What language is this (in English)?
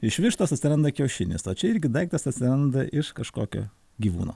Lithuanian